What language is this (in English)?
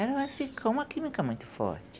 Portuguese